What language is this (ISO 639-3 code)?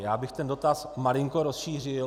ces